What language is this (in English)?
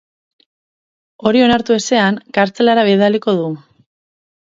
Basque